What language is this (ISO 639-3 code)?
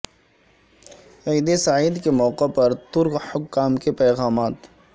urd